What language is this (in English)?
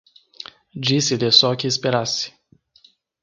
Portuguese